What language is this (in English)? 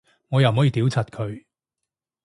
Cantonese